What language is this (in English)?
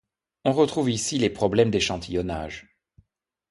French